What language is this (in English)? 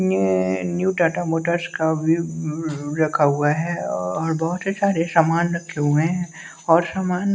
Hindi